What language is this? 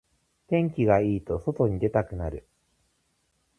Japanese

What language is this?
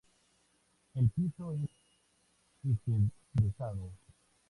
Spanish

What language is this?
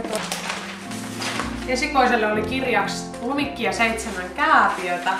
Finnish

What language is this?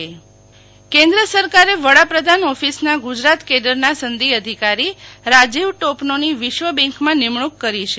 Gujarati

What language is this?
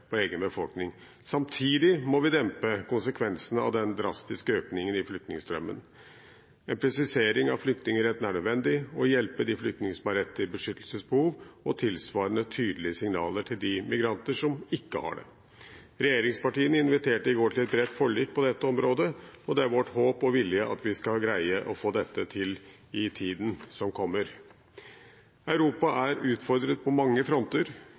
Norwegian Bokmål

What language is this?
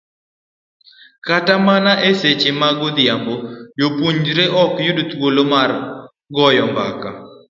Luo (Kenya and Tanzania)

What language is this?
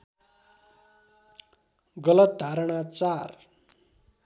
Nepali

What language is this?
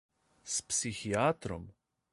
Slovenian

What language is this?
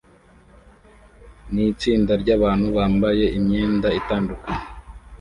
Kinyarwanda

